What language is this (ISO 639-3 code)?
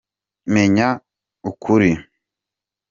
kin